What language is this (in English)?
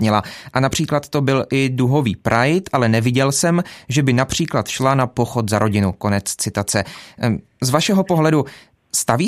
Czech